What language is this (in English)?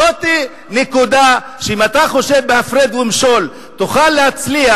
Hebrew